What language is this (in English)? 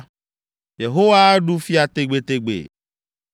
Ewe